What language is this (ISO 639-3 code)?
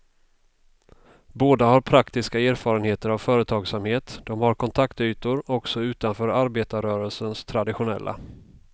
swe